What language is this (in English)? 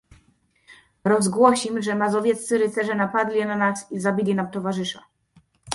Polish